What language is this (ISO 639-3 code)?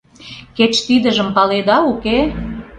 chm